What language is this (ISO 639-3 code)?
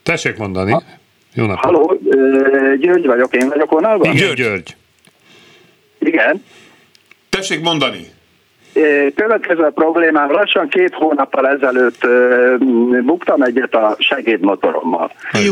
hun